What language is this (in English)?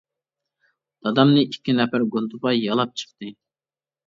Uyghur